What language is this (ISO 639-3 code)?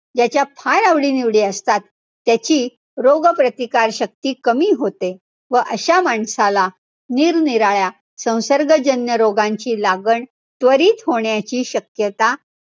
mar